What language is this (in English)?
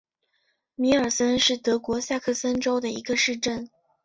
Chinese